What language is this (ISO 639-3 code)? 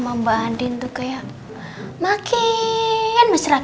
ind